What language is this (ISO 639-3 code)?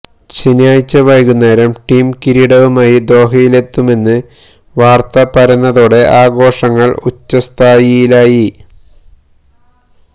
mal